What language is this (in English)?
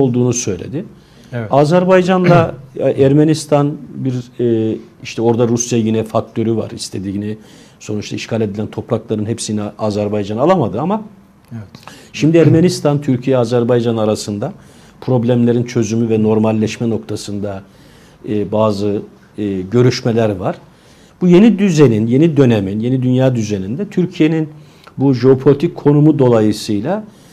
Turkish